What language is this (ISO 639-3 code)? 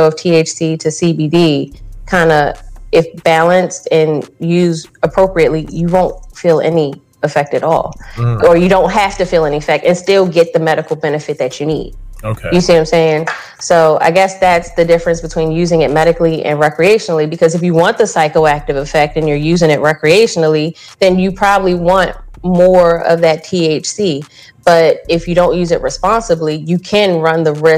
eng